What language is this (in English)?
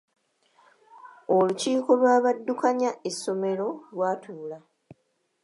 Ganda